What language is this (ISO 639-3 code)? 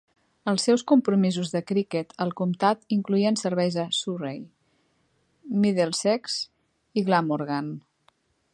cat